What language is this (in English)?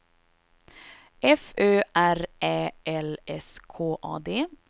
Swedish